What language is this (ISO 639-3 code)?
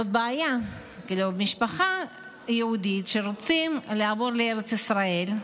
heb